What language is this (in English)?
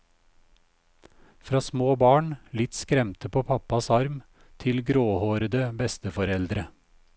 Norwegian